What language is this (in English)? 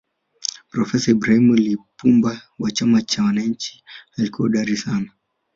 Swahili